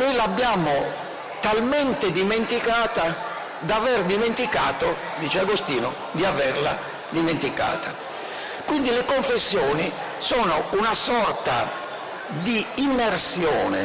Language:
Italian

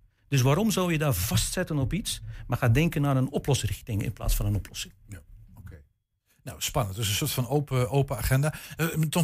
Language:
Dutch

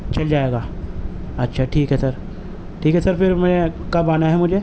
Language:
Urdu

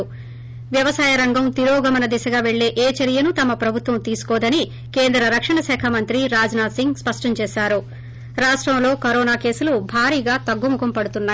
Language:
Telugu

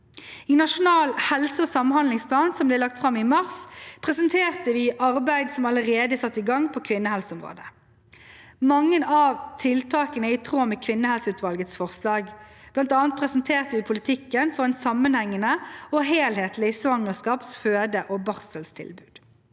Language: Norwegian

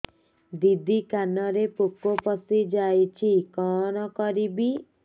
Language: Odia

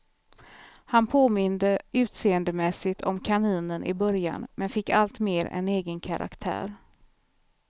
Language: Swedish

